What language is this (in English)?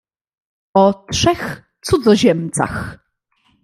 Polish